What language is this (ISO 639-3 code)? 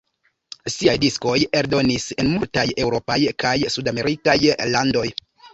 epo